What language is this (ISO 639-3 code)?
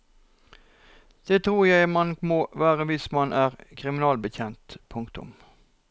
nor